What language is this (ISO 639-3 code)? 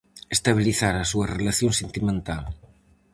glg